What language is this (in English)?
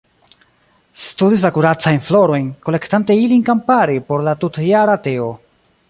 Esperanto